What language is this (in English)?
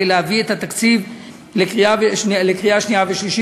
Hebrew